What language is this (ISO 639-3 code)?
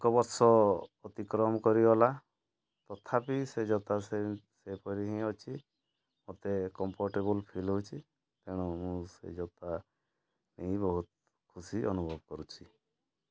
ori